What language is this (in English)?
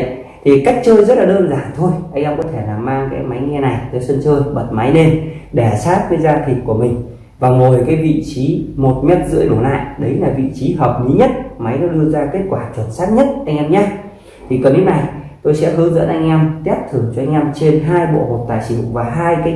Vietnamese